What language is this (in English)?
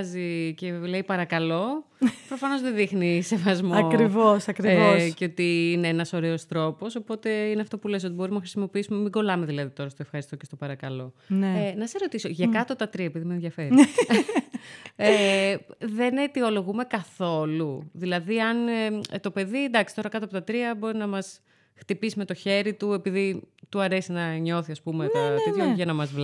Greek